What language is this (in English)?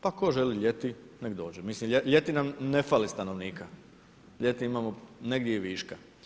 Croatian